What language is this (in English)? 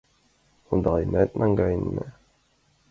Mari